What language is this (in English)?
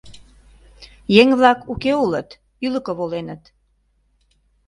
Mari